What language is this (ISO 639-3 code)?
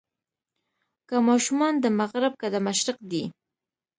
pus